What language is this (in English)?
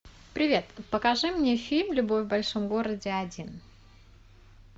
Russian